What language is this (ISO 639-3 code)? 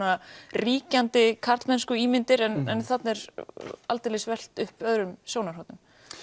isl